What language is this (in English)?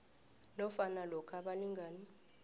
South Ndebele